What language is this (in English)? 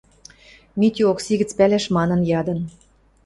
Western Mari